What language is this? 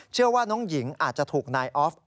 Thai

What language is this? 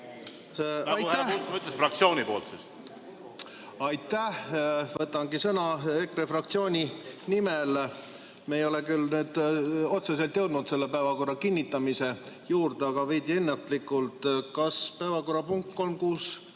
Estonian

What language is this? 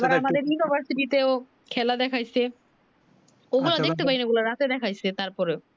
Bangla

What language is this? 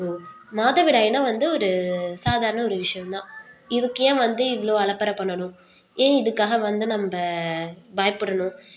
Tamil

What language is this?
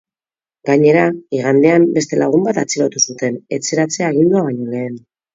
Basque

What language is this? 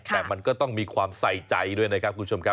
Thai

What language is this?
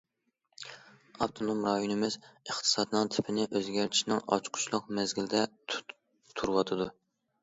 Uyghur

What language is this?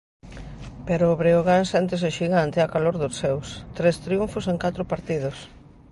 Galician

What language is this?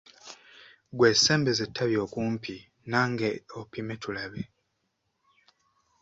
Ganda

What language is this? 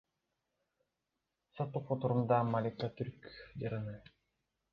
Kyrgyz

